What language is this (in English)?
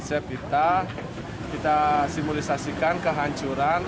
Indonesian